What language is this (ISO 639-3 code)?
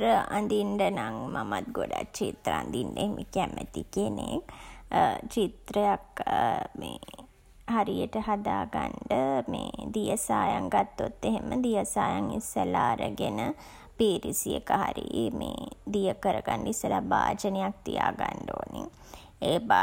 sin